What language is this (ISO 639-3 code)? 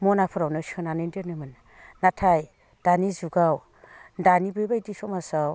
brx